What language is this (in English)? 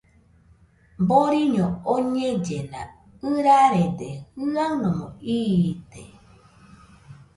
Nüpode Huitoto